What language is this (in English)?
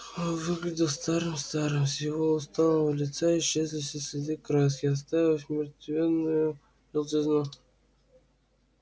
Russian